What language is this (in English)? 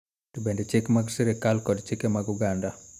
Luo (Kenya and Tanzania)